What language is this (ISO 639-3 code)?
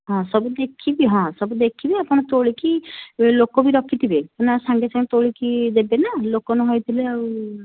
ori